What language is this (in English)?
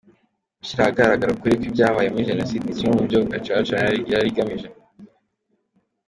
Kinyarwanda